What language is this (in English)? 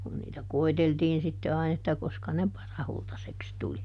Finnish